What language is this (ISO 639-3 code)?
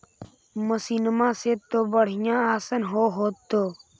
mag